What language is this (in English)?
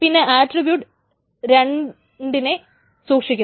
Malayalam